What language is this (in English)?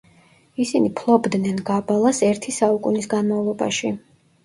Georgian